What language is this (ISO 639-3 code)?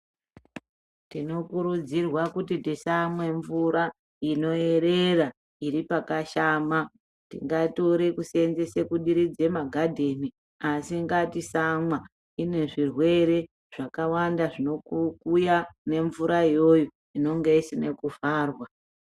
ndc